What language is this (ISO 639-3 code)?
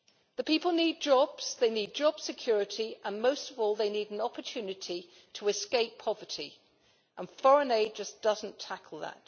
eng